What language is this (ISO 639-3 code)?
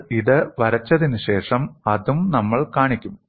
mal